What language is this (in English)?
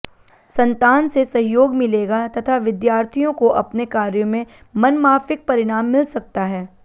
Hindi